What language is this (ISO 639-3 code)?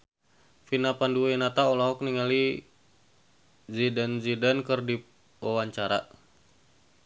sun